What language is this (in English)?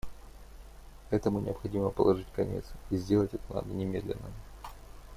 Russian